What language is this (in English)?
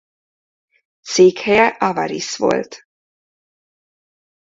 Hungarian